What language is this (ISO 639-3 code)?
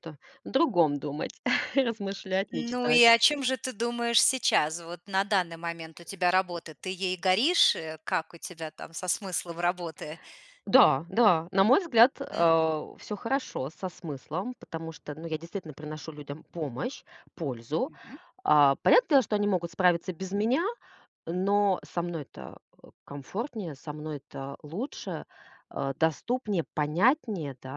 rus